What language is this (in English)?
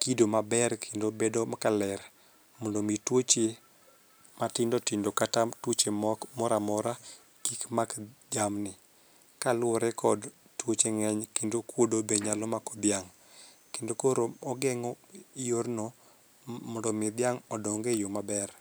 Luo (Kenya and Tanzania)